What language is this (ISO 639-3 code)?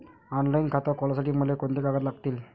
mar